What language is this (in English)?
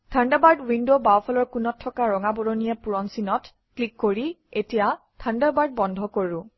Assamese